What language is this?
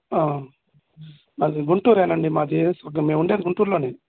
Telugu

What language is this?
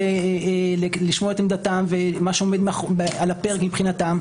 Hebrew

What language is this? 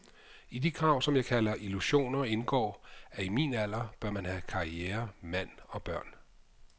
Danish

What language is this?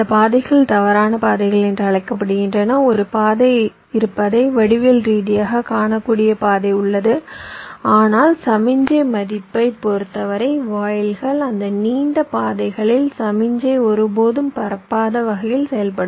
Tamil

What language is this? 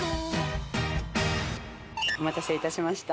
Japanese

